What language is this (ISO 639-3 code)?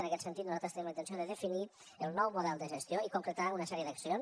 cat